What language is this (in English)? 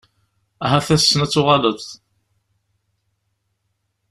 Kabyle